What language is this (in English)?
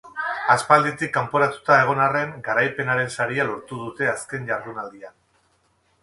Basque